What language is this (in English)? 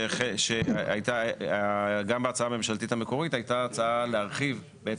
Hebrew